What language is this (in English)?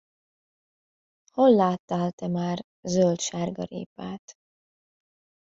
Hungarian